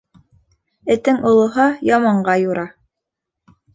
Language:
Bashkir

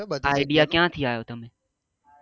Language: Gujarati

